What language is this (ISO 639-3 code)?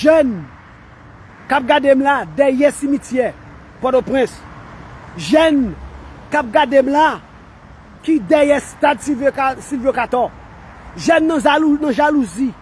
fra